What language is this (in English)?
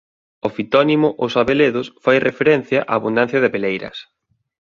Galician